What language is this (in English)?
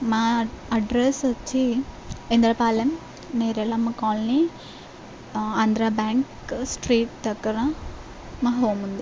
Telugu